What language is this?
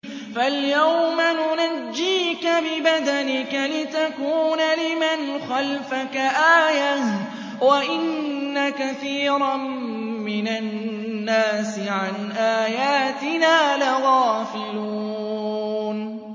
Arabic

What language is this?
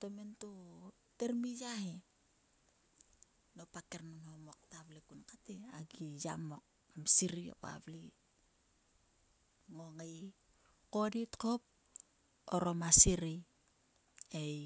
Sulka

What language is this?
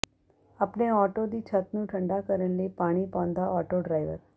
Punjabi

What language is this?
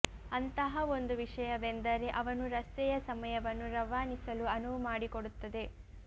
Kannada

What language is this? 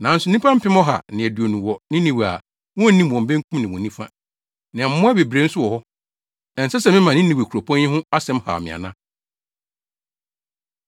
Akan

